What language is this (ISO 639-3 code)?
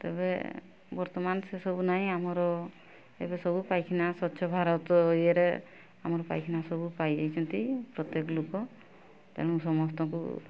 ori